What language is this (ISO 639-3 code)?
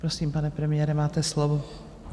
ces